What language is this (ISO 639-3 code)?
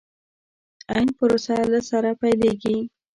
pus